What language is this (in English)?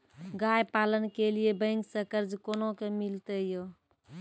Maithili